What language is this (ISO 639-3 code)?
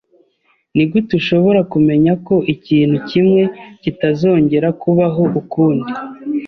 kin